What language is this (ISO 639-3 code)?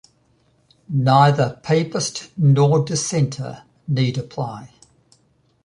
eng